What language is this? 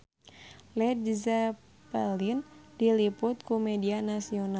Sundanese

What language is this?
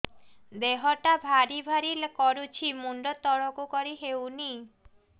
Odia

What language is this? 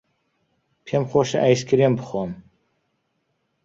Central Kurdish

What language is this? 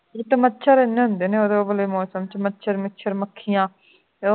Punjabi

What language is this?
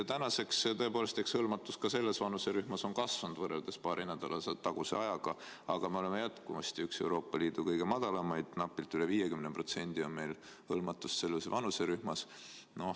Estonian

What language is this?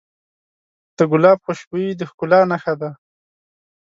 Pashto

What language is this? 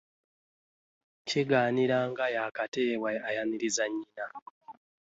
Ganda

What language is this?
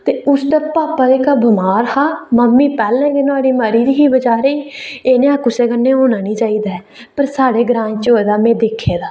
Dogri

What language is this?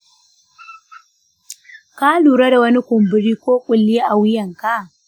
Hausa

